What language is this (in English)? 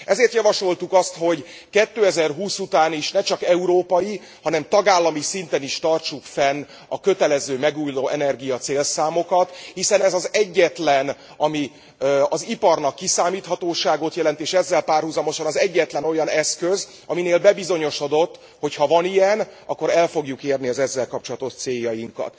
Hungarian